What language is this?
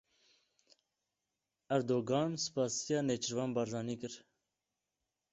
Kurdish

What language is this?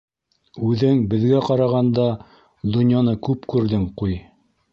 Bashkir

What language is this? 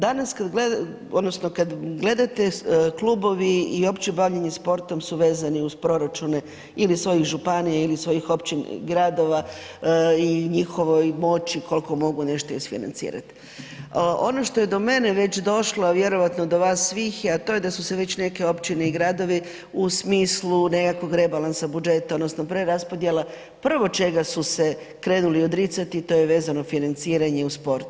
Croatian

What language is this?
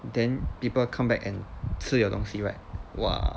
English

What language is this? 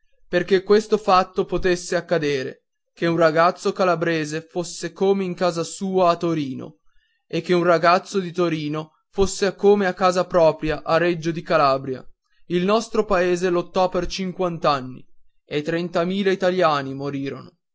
Italian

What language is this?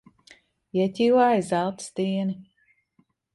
Latvian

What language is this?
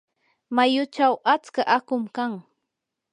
Yanahuanca Pasco Quechua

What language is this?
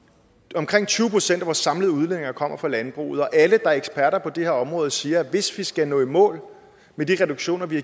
Danish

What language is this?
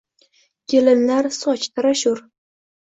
Uzbek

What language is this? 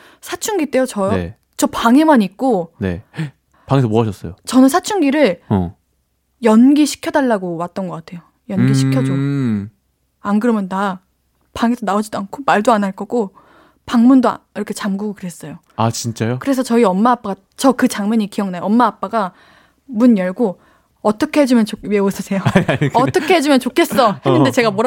Korean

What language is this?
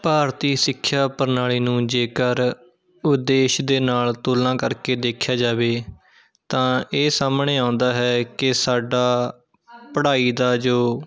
Punjabi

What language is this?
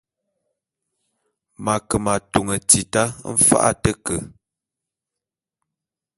Bulu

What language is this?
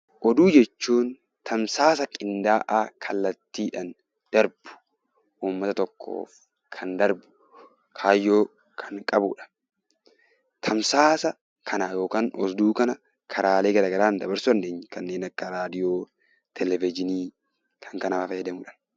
Oromo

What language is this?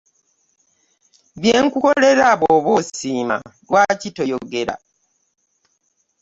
Ganda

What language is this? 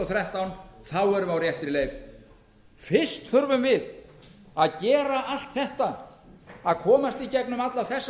Icelandic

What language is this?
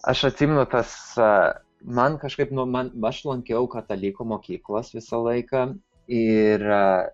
Lithuanian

